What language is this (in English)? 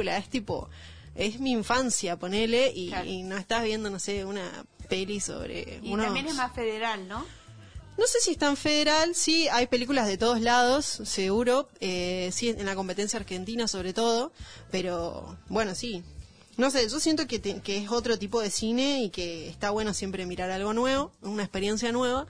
Spanish